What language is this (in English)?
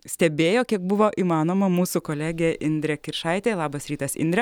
Lithuanian